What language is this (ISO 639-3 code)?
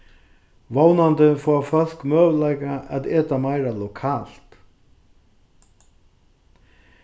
fao